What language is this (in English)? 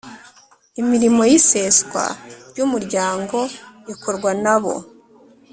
Kinyarwanda